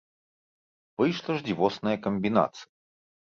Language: Belarusian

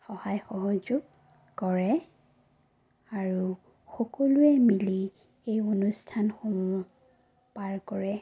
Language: Assamese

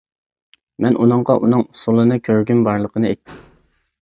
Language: Uyghur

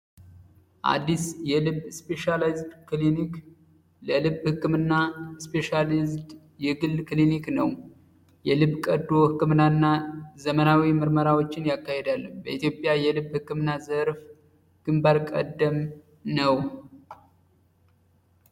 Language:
Amharic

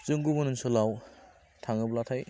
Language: Bodo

